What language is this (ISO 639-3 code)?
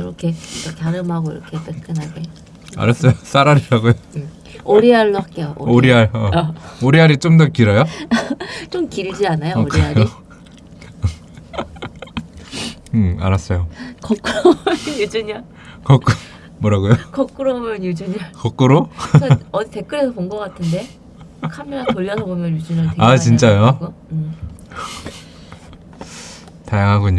kor